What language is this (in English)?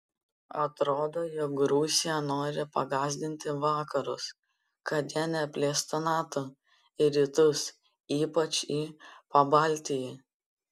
Lithuanian